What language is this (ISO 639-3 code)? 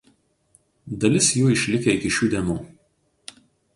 lit